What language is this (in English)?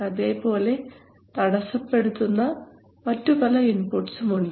Malayalam